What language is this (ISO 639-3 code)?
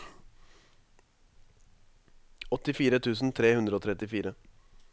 nor